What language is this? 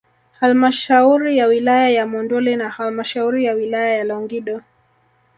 Swahili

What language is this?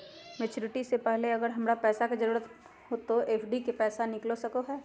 Magahi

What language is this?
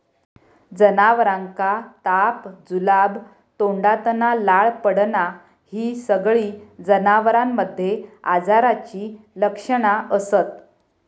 Marathi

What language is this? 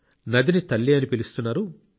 Telugu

